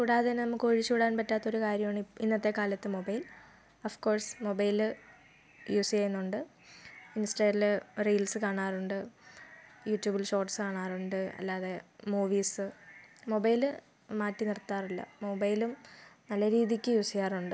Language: Malayalam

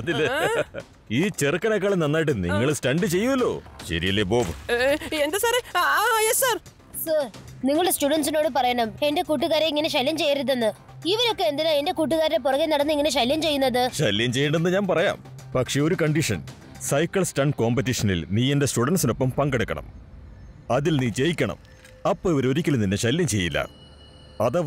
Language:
Malayalam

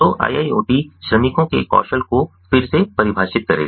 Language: Hindi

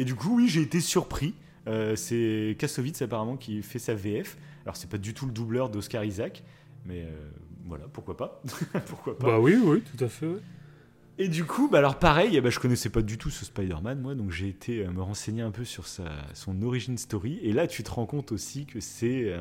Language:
French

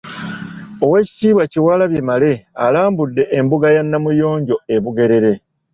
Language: Ganda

